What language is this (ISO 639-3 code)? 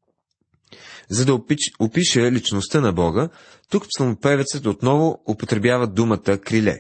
bul